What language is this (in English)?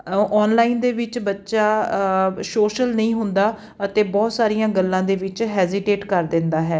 Punjabi